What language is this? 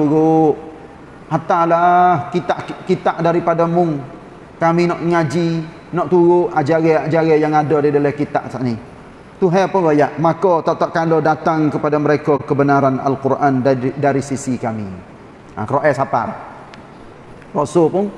Malay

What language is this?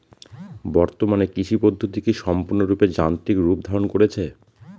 Bangla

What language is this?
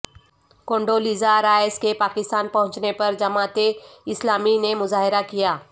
Urdu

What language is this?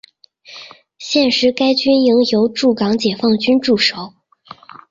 Chinese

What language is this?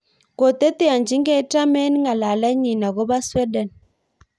Kalenjin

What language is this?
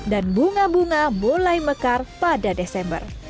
Indonesian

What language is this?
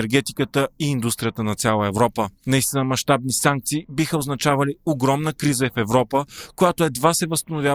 Bulgarian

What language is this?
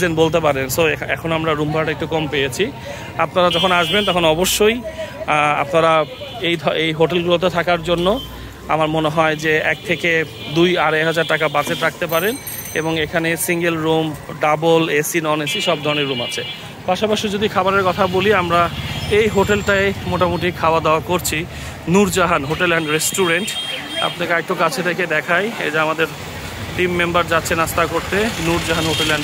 Bangla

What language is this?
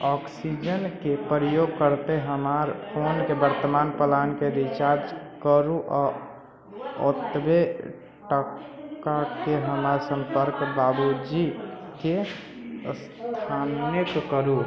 Maithili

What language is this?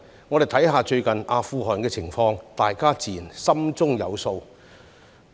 Cantonese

